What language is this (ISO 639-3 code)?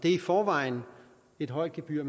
dan